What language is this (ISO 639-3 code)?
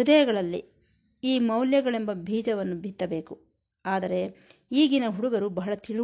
kan